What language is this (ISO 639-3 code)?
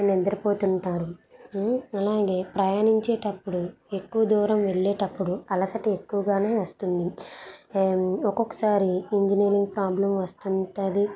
tel